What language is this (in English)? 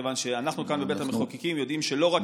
Hebrew